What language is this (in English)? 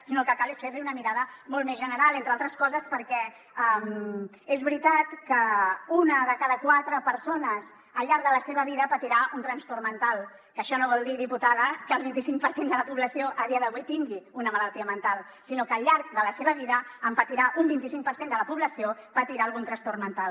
Catalan